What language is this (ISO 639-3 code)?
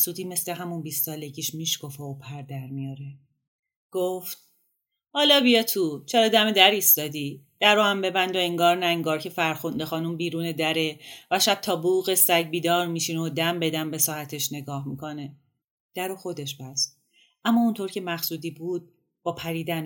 fas